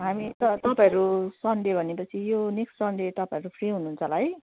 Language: Nepali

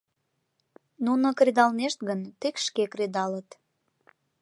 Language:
Mari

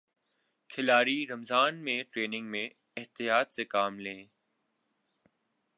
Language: Urdu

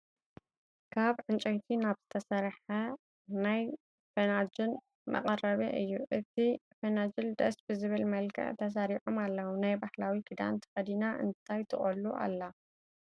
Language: Tigrinya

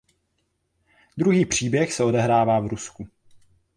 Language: Czech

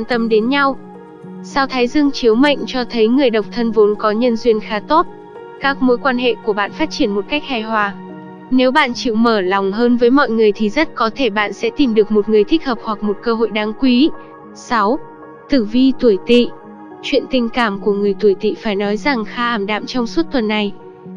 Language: Vietnamese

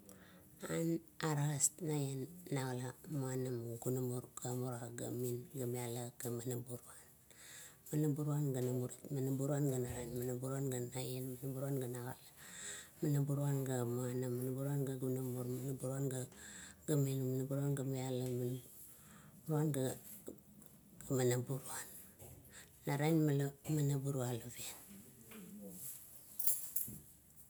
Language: Kuot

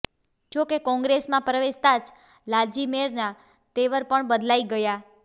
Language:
Gujarati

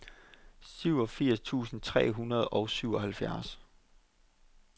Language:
Danish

